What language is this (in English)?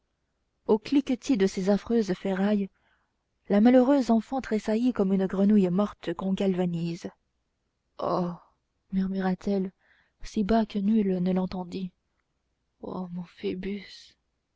French